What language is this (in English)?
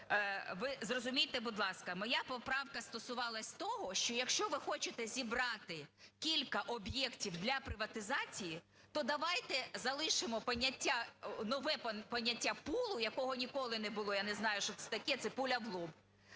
Ukrainian